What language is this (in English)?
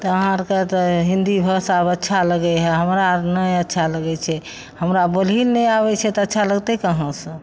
Maithili